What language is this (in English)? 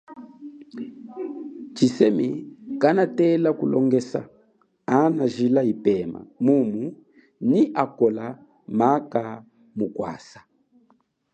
Chokwe